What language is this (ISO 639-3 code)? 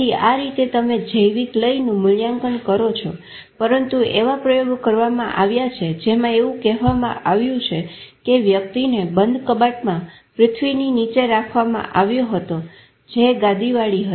guj